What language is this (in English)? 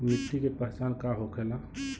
Bhojpuri